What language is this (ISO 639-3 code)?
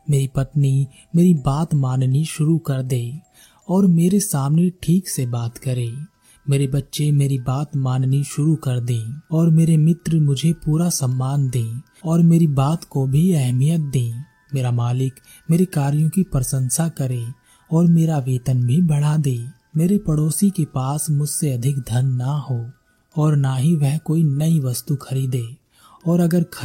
hin